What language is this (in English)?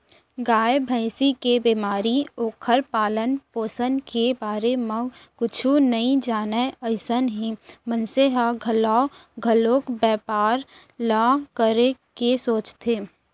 Chhattisgarhi